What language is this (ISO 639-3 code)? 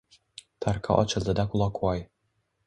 uzb